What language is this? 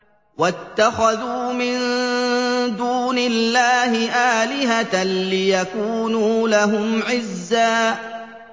Arabic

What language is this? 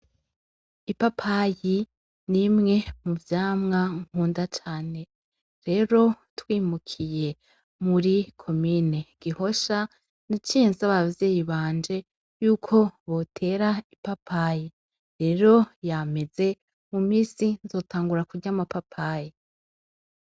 Rundi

